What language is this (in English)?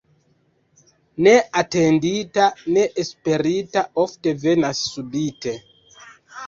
Esperanto